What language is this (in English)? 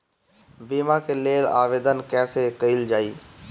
Bhojpuri